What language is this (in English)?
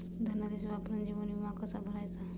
Marathi